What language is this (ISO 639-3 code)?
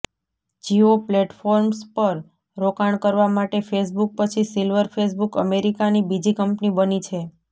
guj